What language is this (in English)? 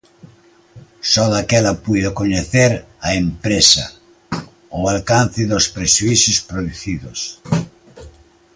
Galician